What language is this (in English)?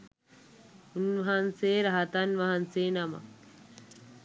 Sinhala